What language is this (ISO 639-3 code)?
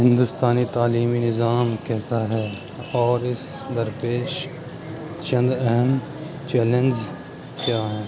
urd